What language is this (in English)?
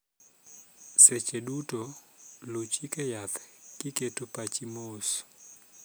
Luo (Kenya and Tanzania)